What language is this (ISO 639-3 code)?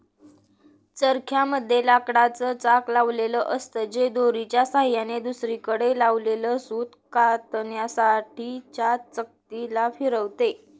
mar